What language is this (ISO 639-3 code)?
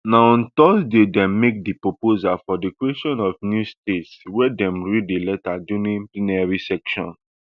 pcm